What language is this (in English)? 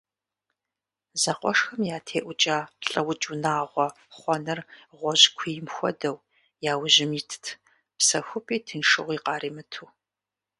Kabardian